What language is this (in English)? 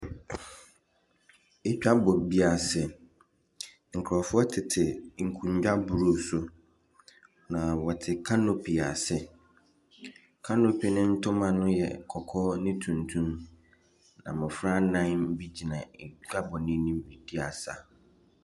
Akan